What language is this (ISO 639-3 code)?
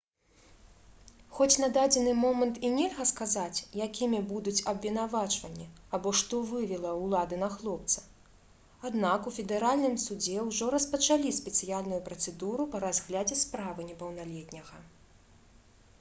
bel